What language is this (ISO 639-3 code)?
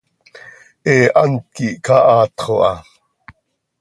sei